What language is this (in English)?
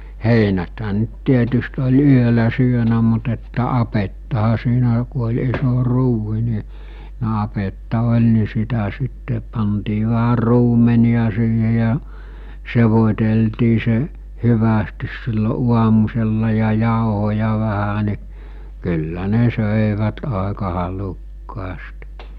Finnish